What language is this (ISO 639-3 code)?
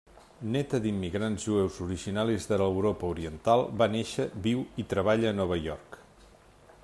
cat